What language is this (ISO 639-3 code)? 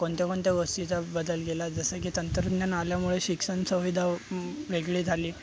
mar